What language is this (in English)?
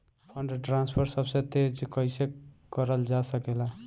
Bhojpuri